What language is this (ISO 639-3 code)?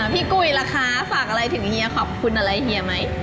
tha